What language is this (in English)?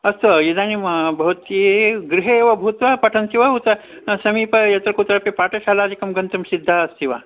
Sanskrit